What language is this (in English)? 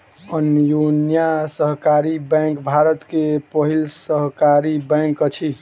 Maithili